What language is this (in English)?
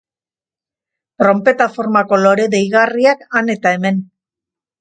Basque